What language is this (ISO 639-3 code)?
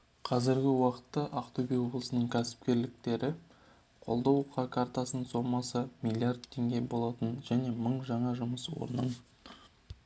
kaz